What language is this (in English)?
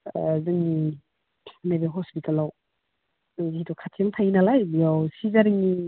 Bodo